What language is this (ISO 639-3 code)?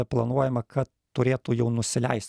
lit